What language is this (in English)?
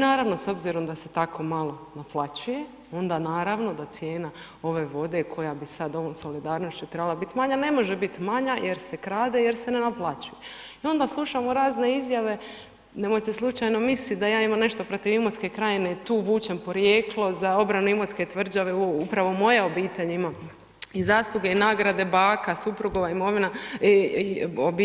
Croatian